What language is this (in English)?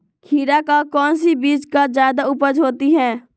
Magahi